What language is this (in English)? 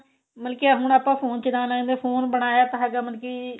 Punjabi